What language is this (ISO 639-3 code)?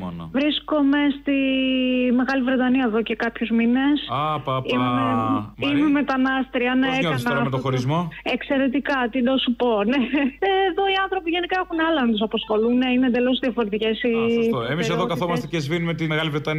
ell